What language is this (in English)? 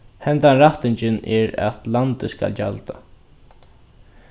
Faroese